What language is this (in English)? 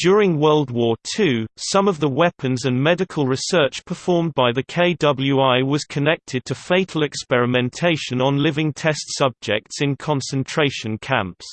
English